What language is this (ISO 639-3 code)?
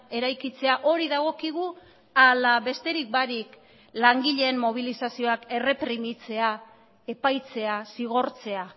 eus